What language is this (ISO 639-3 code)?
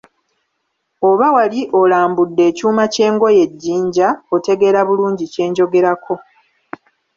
lug